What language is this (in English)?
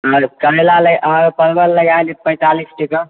Maithili